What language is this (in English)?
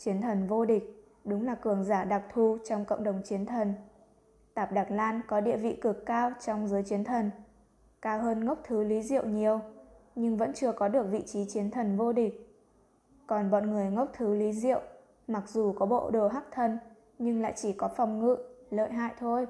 Vietnamese